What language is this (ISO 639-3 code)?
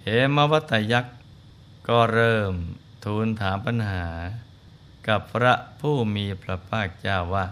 tha